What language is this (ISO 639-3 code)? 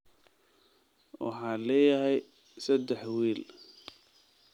som